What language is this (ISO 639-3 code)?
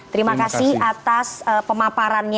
ind